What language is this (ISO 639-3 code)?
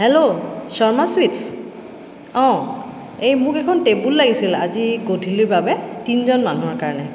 asm